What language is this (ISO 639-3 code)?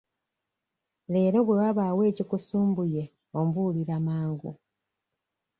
lug